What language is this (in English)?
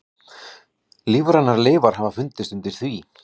Icelandic